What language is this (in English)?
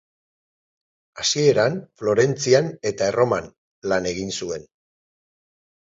Basque